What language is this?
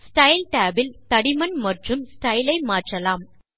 Tamil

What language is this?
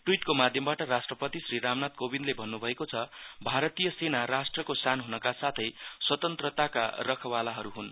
Nepali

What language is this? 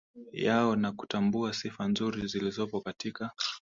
Swahili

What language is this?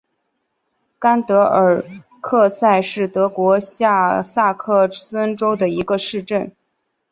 Chinese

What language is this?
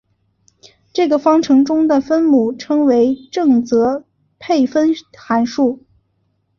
Chinese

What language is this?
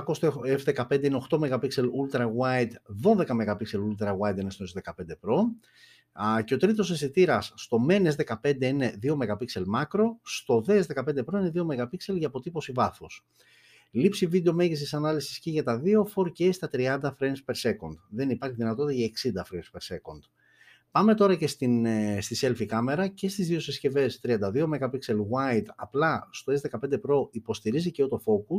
Greek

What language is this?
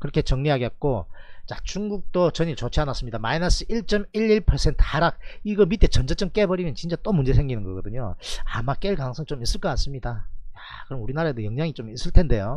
Korean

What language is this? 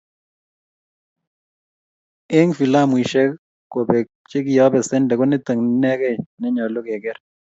Kalenjin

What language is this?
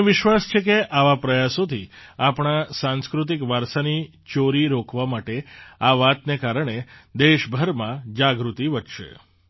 Gujarati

